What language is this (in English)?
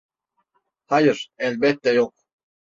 Turkish